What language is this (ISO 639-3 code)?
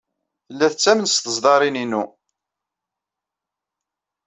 kab